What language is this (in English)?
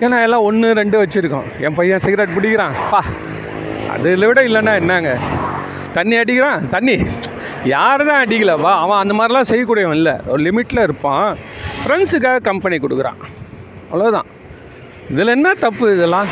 Tamil